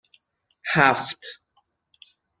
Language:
Persian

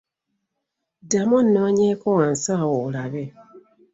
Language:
Ganda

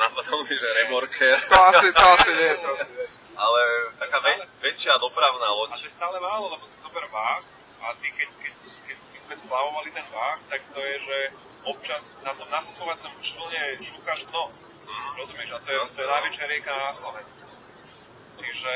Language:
Slovak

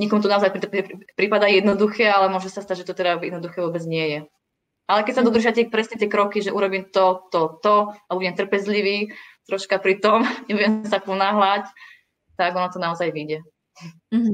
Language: Czech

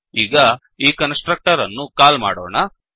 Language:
Kannada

